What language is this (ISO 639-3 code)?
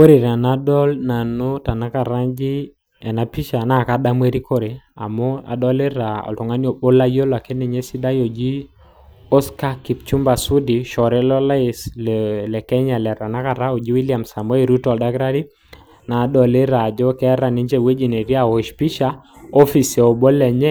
mas